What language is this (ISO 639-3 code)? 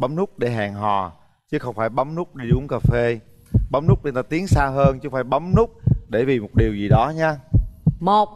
vie